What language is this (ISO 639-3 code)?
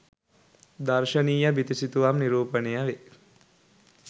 sin